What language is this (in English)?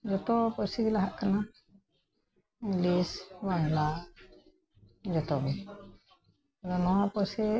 Santali